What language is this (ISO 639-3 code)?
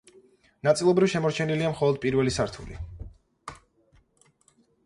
kat